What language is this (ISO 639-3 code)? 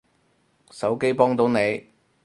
yue